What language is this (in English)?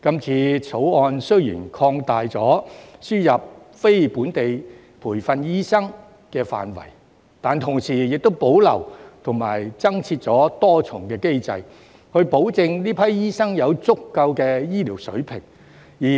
Cantonese